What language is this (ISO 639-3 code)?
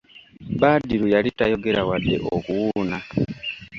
lug